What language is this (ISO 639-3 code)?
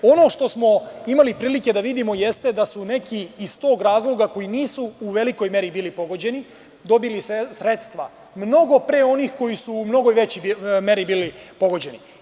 srp